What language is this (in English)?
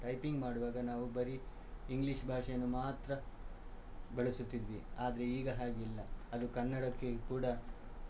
Kannada